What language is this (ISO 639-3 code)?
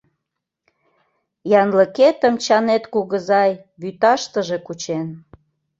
chm